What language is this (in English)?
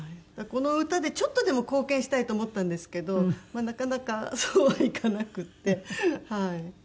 Japanese